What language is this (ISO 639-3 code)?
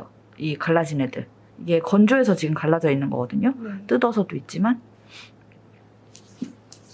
kor